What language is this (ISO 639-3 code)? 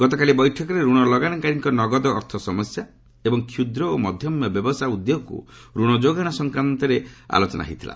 ori